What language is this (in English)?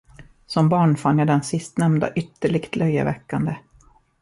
Swedish